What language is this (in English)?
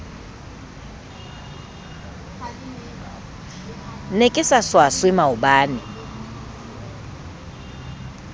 Southern Sotho